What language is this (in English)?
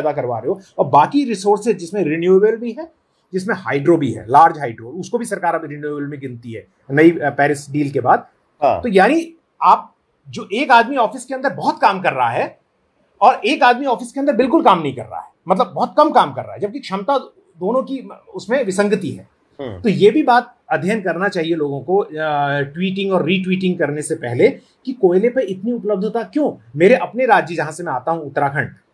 Hindi